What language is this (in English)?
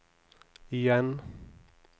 Norwegian